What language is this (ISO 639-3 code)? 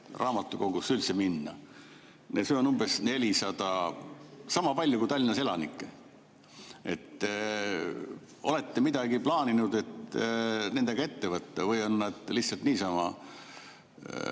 est